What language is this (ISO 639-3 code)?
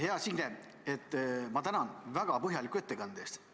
est